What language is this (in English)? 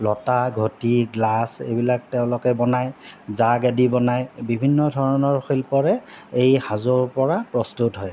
Assamese